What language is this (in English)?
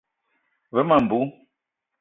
Eton (Cameroon)